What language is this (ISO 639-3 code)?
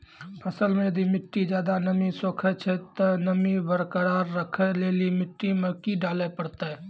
mai